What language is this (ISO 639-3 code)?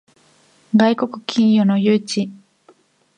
jpn